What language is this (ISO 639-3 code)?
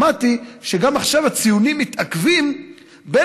heb